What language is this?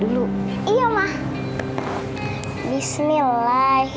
Indonesian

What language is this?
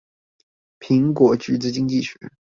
Chinese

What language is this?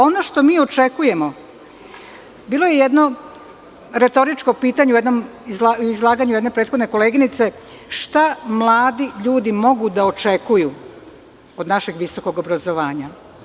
Serbian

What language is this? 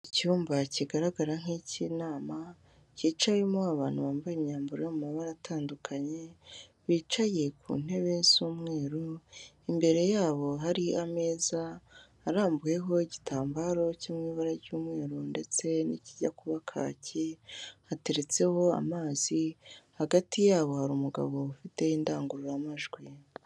Kinyarwanda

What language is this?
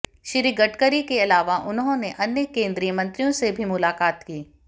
Hindi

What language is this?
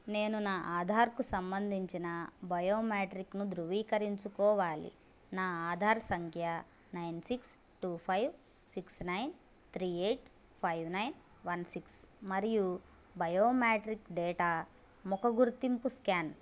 Telugu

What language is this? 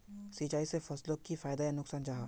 Magahi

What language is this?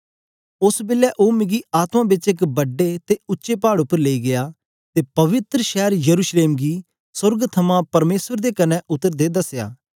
Dogri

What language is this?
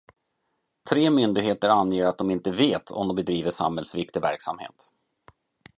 Swedish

